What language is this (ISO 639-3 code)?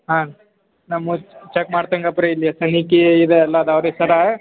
kan